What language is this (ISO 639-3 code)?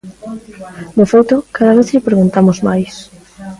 glg